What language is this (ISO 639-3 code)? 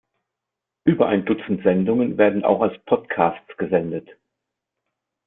deu